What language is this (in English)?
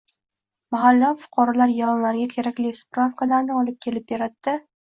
Uzbek